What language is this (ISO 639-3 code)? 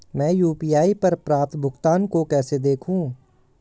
hin